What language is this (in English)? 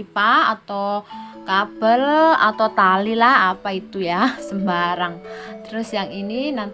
Indonesian